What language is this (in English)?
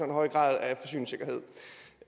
Danish